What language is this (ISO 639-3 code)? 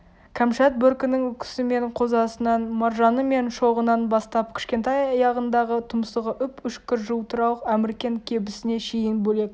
kaz